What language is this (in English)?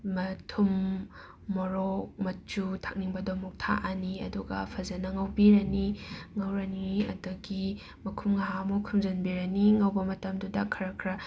Manipuri